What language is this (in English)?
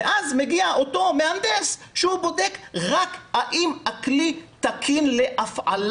Hebrew